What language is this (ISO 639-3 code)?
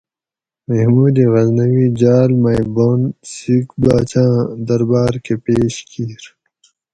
gwc